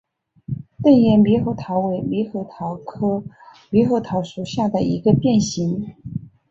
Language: Chinese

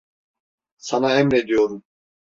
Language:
Turkish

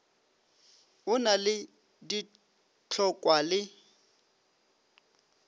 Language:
Northern Sotho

